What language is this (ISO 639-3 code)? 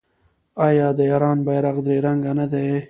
pus